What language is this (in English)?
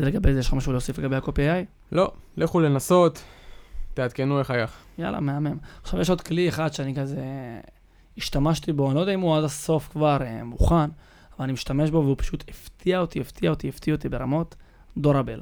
Hebrew